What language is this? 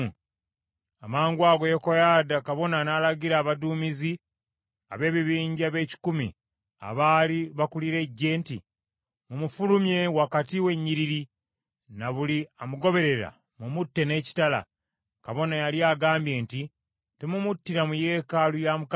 Ganda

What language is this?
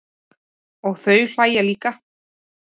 Icelandic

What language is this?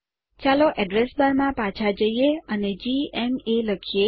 Gujarati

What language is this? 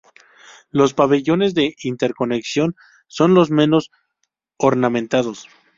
Spanish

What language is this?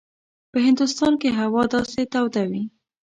Pashto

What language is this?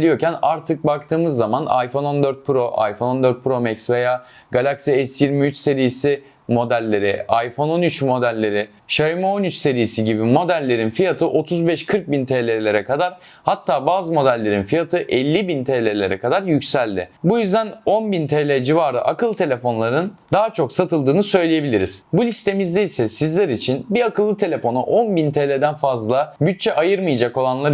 Turkish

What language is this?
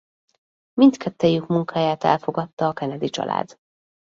Hungarian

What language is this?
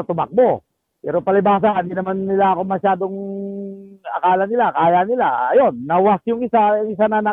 Filipino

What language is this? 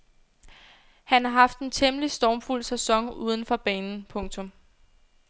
Danish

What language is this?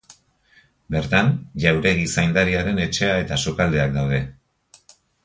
Basque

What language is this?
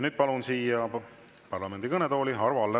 Estonian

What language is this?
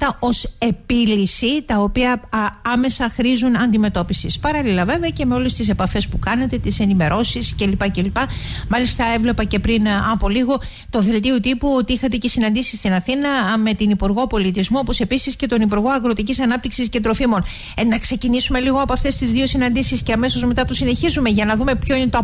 Greek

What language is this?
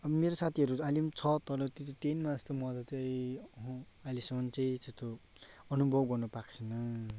Nepali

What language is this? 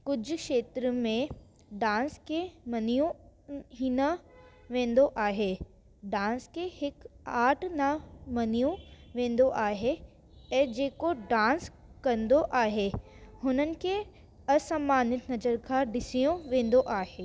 Sindhi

